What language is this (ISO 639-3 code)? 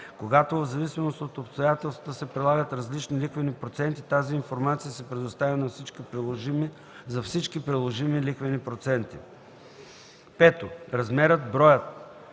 bul